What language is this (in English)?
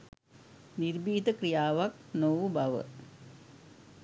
Sinhala